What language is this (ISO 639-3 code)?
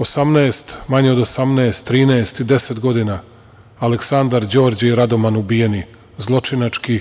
srp